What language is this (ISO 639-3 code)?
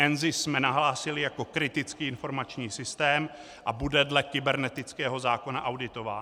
ces